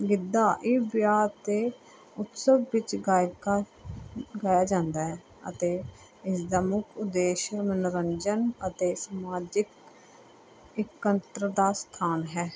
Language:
Punjabi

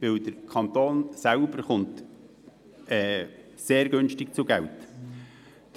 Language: Swiss German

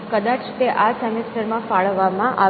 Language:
Gujarati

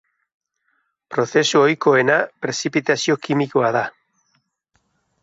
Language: Basque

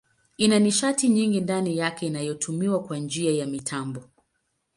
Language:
Swahili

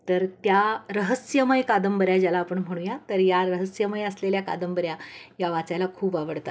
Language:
Marathi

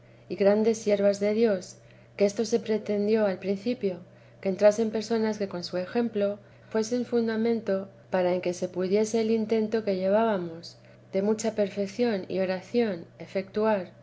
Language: Spanish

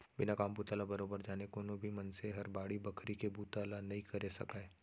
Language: Chhattisgarhi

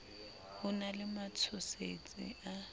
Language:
Southern Sotho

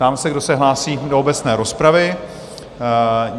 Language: Czech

